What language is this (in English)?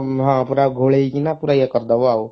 Odia